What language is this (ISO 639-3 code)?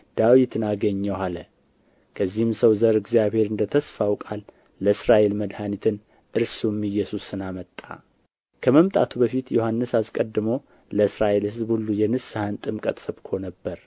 amh